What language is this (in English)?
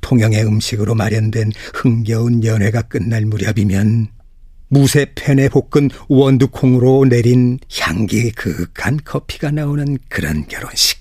Korean